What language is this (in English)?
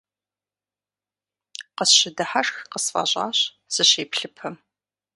Kabardian